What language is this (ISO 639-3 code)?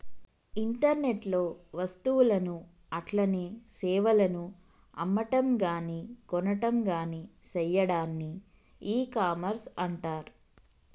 tel